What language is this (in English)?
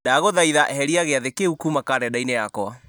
Kikuyu